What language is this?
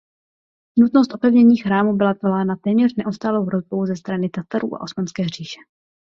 Czech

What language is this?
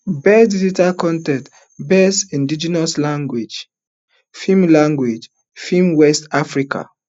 Nigerian Pidgin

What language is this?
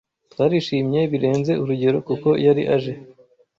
Kinyarwanda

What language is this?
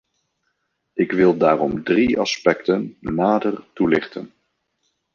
Dutch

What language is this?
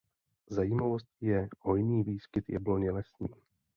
Czech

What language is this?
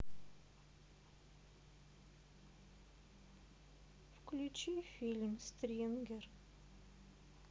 Russian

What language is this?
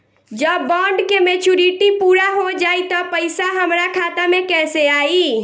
Bhojpuri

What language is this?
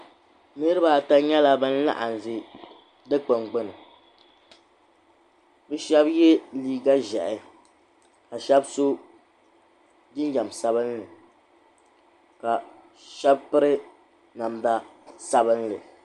Dagbani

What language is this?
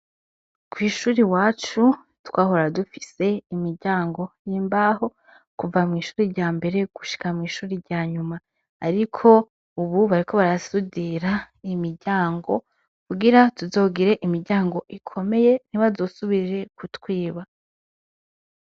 Rundi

